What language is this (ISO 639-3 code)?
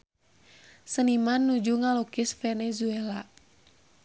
sun